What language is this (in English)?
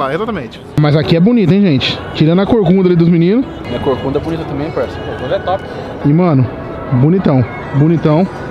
Portuguese